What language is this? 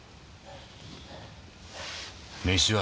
Japanese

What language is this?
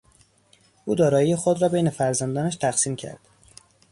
Persian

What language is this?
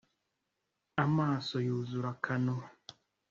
Kinyarwanda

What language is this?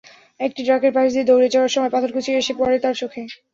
Bangla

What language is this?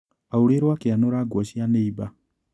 Kikuyu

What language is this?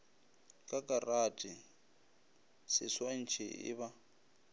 Northern Sotho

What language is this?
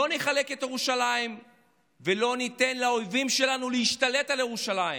Hebrew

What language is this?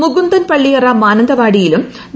Malayalam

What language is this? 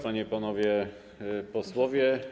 Polish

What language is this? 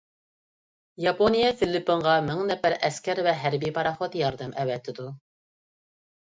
Uyghur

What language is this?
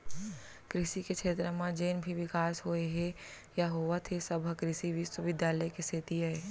Chhattisgarhi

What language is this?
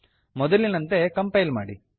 Kannada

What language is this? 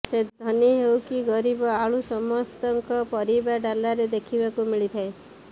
Odia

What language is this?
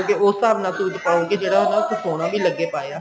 Punjabi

